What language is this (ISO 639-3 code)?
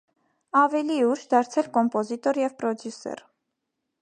hye